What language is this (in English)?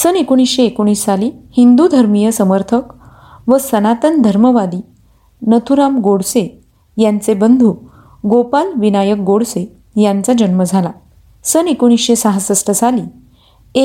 Marathi